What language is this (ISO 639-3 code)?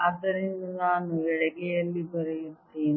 kan